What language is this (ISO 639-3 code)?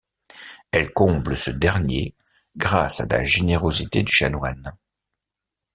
fra